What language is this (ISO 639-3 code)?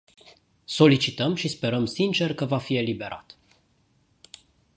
ron